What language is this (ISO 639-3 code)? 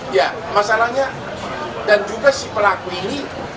ind